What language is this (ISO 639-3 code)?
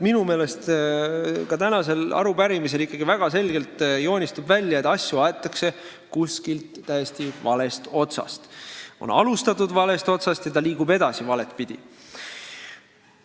est